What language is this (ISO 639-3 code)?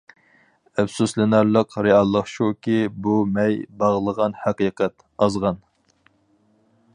uig